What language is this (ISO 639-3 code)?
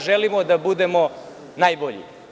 srp